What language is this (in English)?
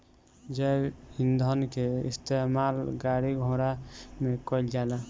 Bhojpuri